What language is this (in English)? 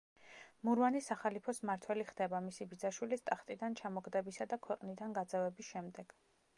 Georgian